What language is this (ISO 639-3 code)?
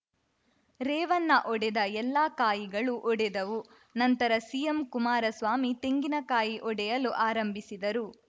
kan